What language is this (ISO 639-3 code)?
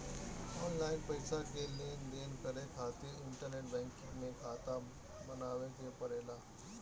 bho